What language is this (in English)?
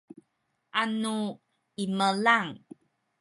Sakizaya